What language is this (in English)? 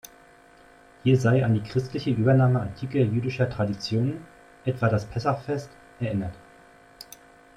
German